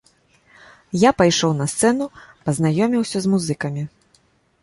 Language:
Belarusian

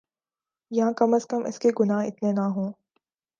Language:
Urdu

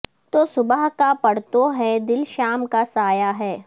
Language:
Urdu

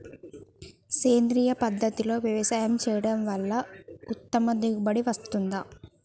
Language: Telugu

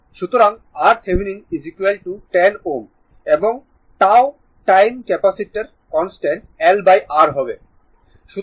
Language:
Bangla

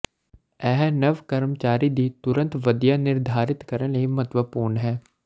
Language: Punjabi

